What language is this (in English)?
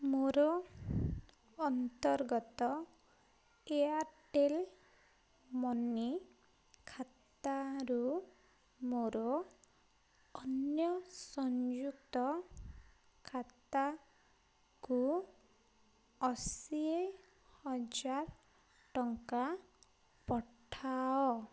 Odia